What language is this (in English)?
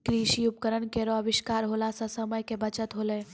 Maithili